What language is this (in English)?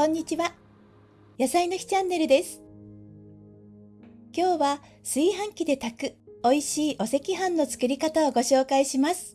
Japanese